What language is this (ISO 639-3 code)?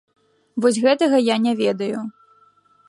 bel